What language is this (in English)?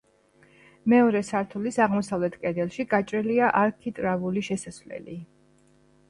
Georgian